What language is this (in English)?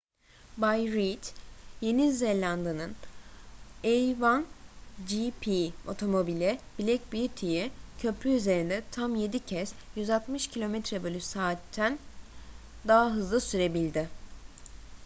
Turkish